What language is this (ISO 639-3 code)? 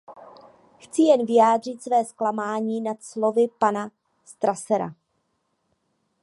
ces